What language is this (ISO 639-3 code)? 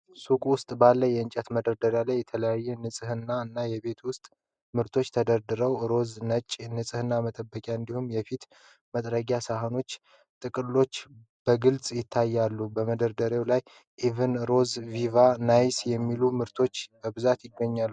amh